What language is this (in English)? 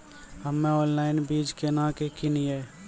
Maithili